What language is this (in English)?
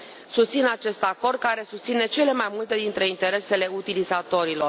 Romanian